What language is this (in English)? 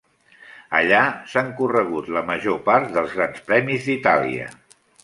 Catalan